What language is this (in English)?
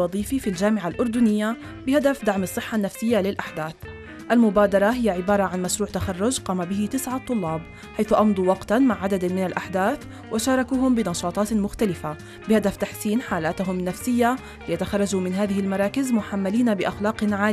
Arabic